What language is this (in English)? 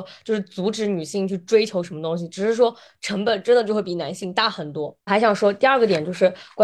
Chinese